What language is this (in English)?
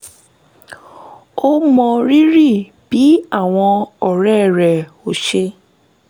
Yoruba